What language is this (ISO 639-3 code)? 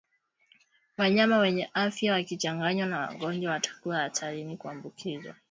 swa